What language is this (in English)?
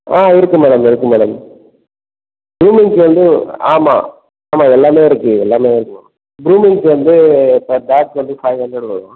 Tamil